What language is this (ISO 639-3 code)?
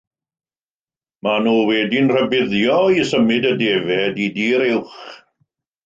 cym